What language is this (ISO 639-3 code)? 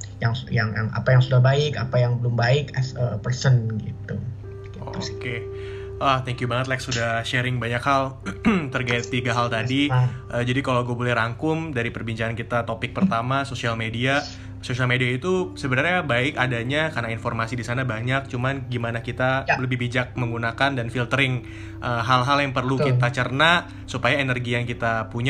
ind